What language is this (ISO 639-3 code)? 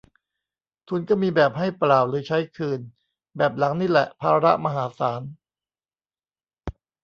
tha